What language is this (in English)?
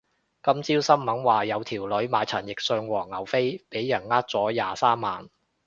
Cantonese